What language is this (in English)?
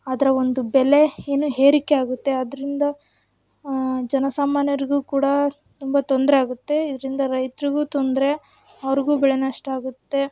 Kannada